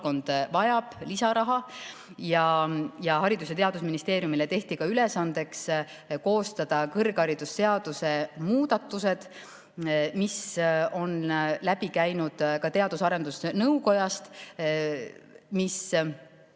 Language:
Estonian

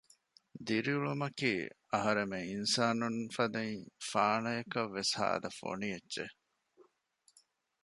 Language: Divehi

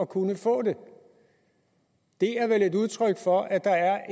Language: Danish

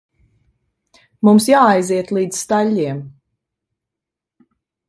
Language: Latvian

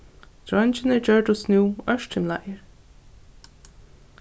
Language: Faroese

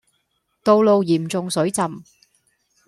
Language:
Cantonese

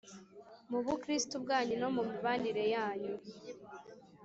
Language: Kinyarwanda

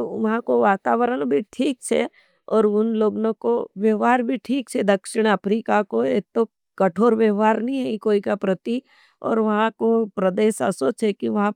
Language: Nimadi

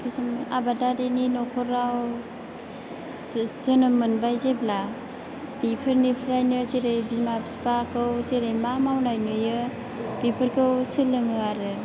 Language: Bodo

